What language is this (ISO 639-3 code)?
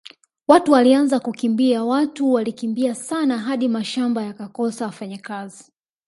swa